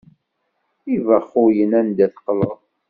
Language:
Kabyle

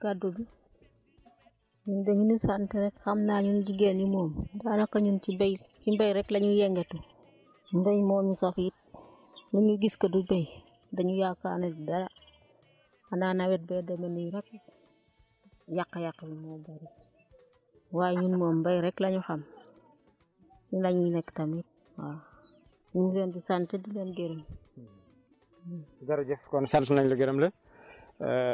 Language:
Wolof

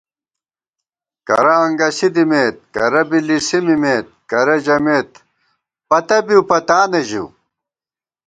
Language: Gawar-Bati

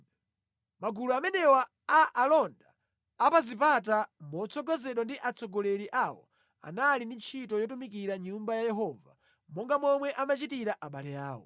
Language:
Nyanja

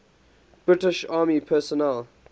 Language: English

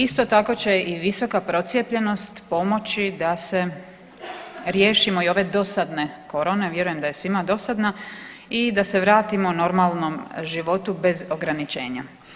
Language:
Croatian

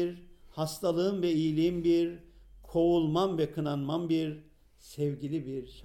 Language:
Turkish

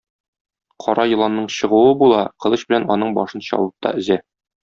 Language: Tatar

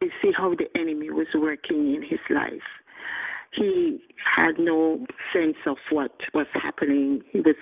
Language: English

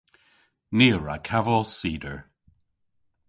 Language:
Cornish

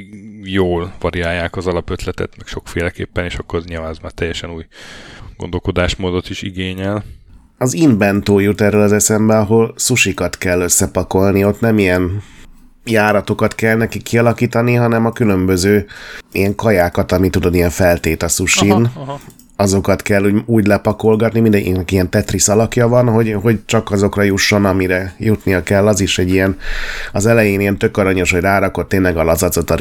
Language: Hungarian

